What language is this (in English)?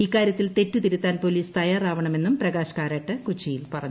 Malayalam